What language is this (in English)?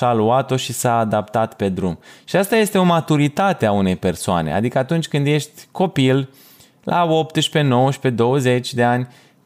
Romanian